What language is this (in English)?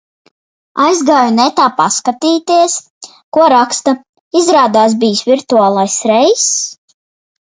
Latvian